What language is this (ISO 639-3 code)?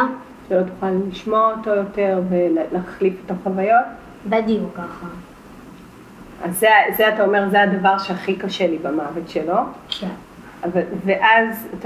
heb